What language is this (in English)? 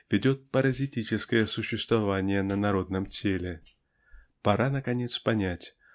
Russian